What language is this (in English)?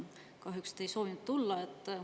Estonian